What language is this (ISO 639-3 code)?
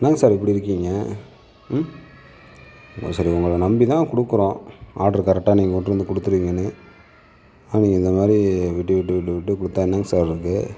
tam